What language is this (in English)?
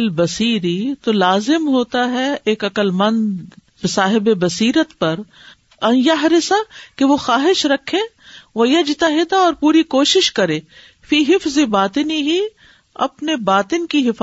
Urdu